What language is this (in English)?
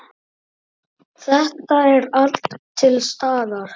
Icelandic